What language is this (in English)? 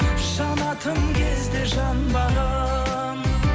Kazakh